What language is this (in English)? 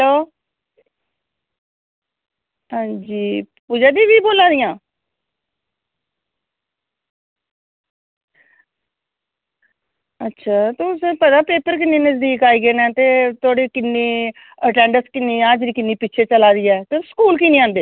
Dogri